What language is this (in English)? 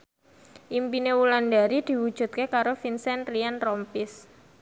Javanese